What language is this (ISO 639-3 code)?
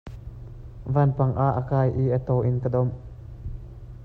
cnh